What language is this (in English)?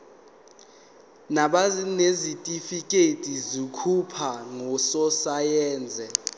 Zulu